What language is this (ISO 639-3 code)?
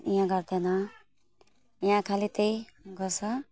nep